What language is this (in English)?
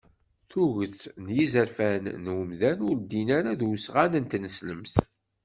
Kabyle